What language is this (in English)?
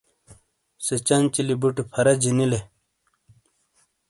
Shina